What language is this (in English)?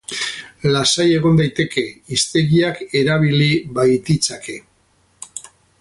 Basque